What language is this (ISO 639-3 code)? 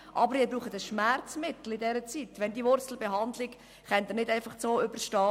gsw